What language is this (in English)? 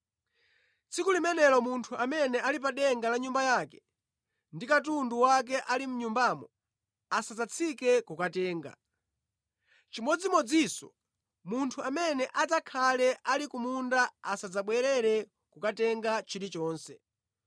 Nyanja